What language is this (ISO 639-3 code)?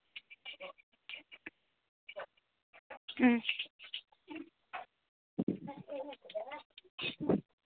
asm